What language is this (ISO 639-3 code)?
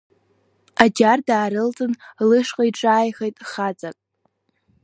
abk